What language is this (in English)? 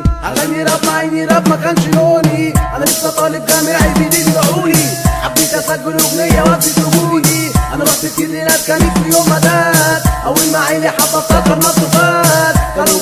Arabic